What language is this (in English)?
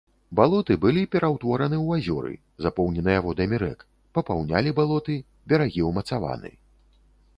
Belarusian